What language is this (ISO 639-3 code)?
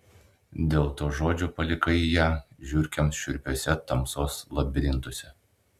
lit